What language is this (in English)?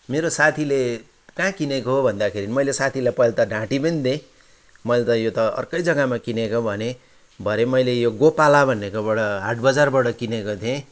Nepali